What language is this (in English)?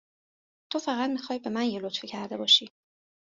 Persian